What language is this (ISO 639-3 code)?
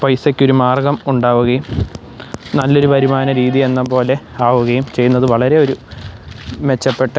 mal